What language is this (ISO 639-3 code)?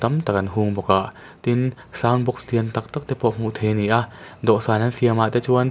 lus